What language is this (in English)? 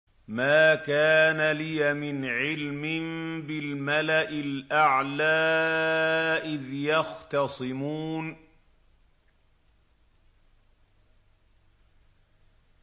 Arabic